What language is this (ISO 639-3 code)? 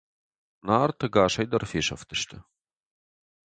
oss